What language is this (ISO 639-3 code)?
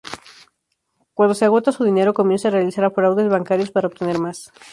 spa